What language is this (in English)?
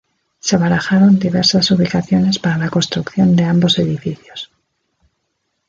Spanish